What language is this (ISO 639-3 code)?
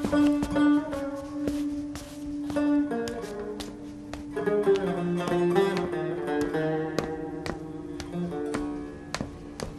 tur